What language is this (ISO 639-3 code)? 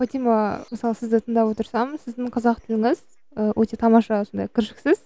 kaz